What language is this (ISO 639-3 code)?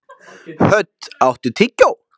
isl